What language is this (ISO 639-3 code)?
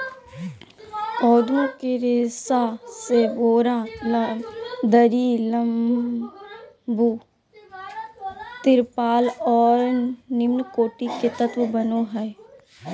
mag